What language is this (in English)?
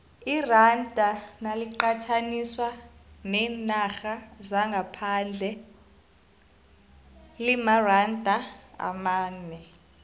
South Ndebele